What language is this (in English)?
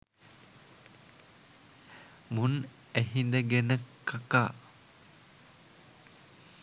Sinhala